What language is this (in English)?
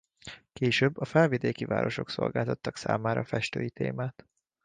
Hungarian